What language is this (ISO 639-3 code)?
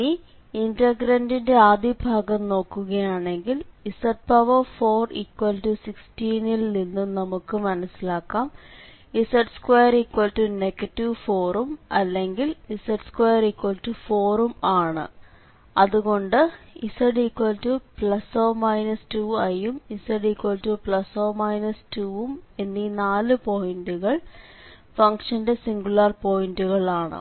mal